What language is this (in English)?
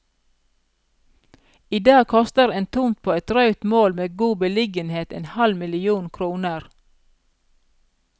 Norwegian